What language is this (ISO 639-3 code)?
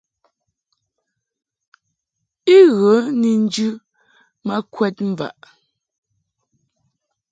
mhk